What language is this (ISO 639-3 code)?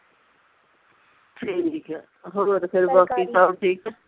pan